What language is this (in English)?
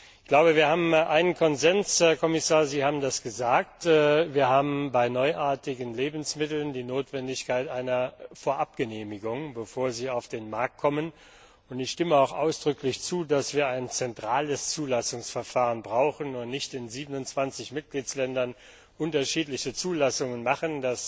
German